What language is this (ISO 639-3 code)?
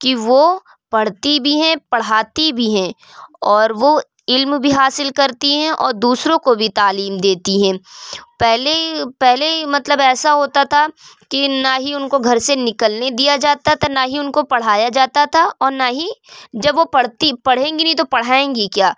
urd